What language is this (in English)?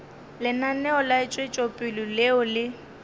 Northern Sotho